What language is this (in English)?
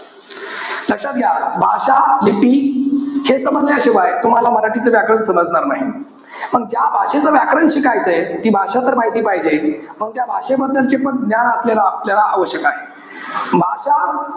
Marathi